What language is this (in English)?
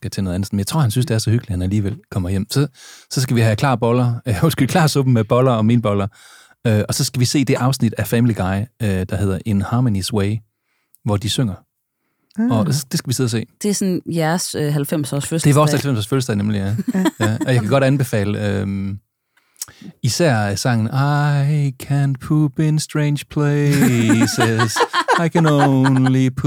Danish